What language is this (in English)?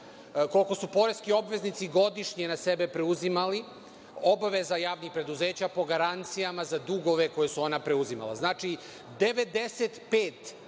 Serbian